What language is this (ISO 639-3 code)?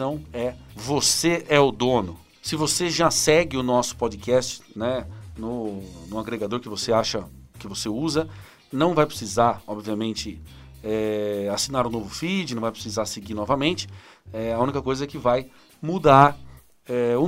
por